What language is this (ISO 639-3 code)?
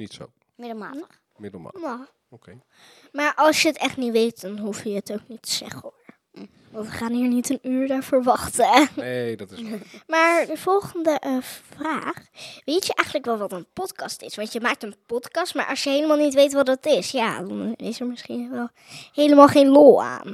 nld